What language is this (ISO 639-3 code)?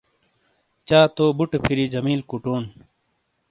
scl